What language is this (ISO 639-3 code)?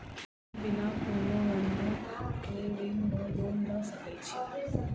mai